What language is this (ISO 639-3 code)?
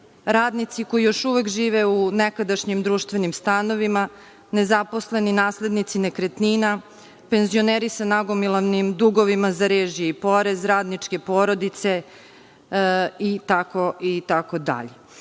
srp